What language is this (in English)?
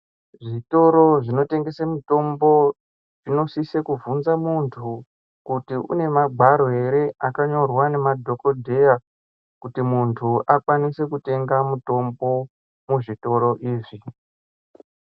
Ndau